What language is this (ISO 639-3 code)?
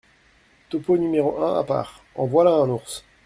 fra